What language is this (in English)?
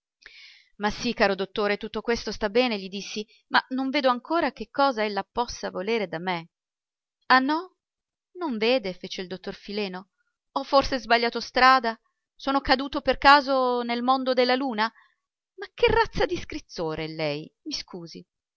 Italian